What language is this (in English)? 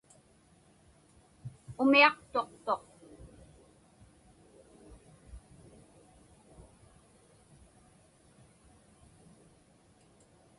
Inupiaq